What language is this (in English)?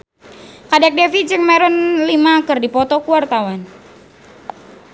Sundanese